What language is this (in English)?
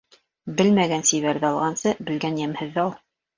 Bashkir